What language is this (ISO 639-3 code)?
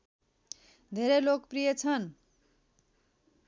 nep